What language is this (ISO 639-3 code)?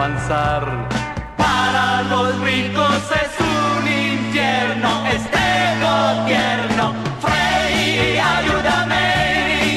ell